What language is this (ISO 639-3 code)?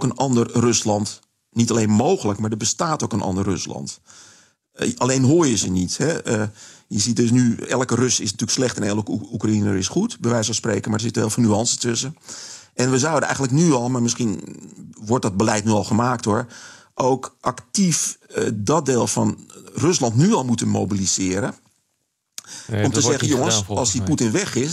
nld